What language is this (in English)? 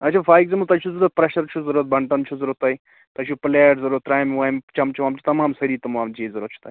Kashmiri